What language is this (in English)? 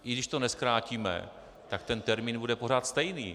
Czech